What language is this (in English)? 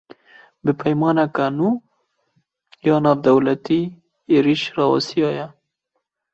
Kurdish